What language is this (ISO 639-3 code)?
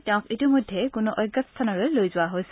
asm